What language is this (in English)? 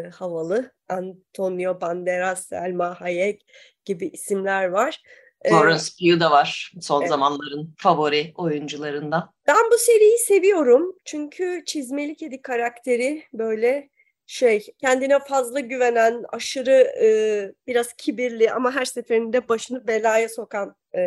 Turkish